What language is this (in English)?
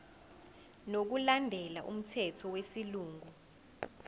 Zulu